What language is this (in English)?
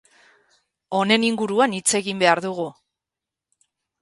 Basque